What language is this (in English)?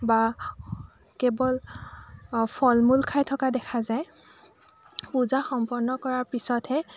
Assamese